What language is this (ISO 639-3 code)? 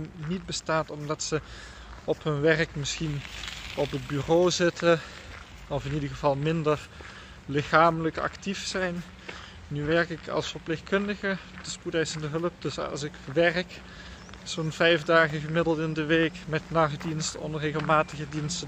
nld